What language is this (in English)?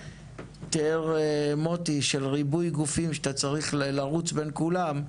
Hebrew